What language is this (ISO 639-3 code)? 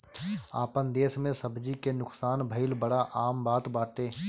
bho